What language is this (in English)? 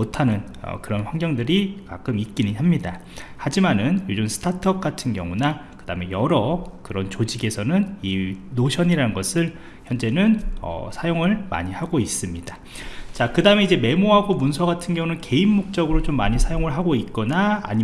Korean